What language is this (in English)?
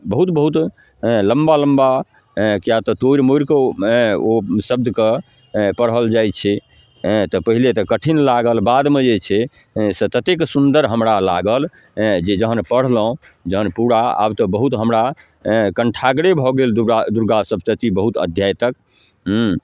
Maithili